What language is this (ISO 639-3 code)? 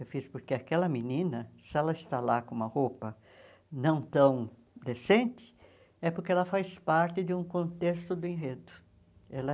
por